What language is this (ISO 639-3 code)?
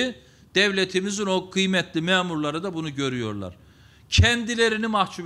tur